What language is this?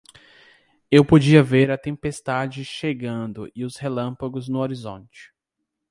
Portuguese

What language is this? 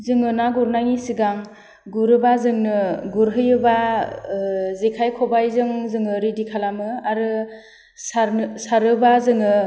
Bodo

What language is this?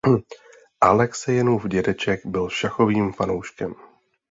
Czech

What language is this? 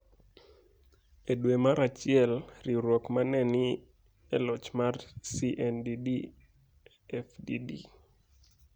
Luo (Kenya and Tanzania)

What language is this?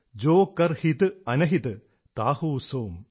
Malayalam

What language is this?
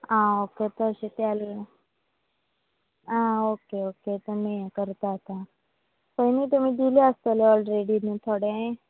Konkani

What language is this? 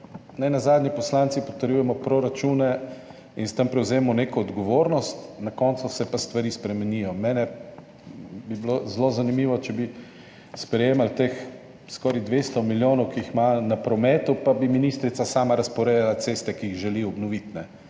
Slovenian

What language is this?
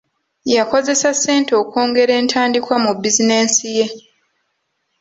Ganda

